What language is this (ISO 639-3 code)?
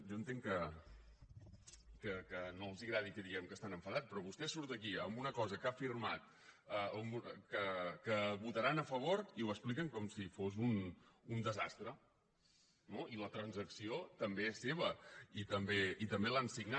cat